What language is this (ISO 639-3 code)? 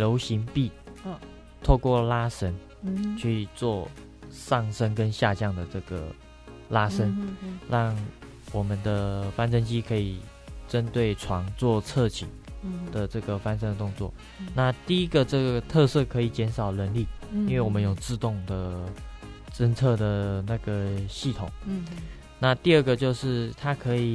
zho